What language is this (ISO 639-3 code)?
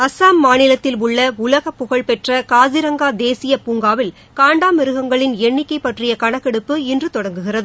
tam